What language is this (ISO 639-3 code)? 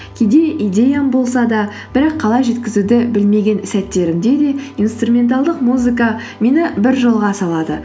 kaz